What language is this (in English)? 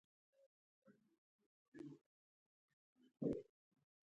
Pashto